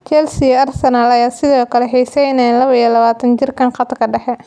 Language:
Somali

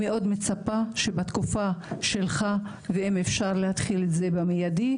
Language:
Hebrew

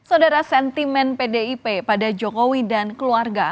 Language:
Indonesian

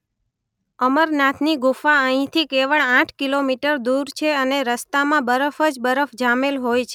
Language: Gujarati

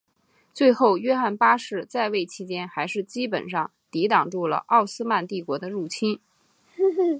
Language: Chinese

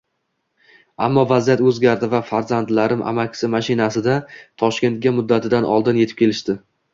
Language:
Uzbek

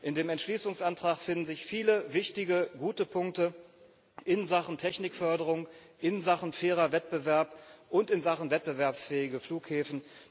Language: German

